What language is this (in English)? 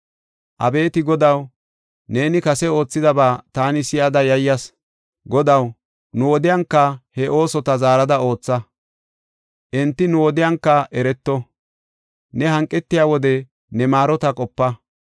Gofa